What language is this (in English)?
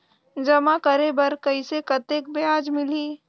Chhattisgarhi